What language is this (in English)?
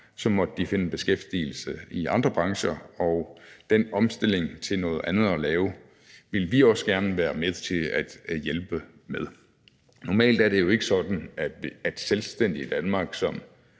Danish